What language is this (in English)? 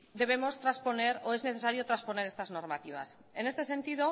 Spanish